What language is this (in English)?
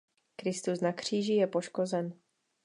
Czech